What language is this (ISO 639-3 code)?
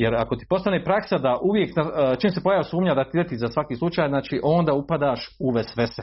hrv